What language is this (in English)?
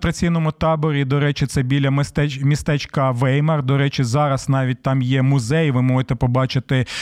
Ukrainian